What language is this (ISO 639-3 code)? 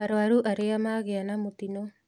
kik